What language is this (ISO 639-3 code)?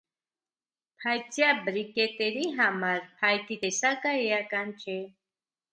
hye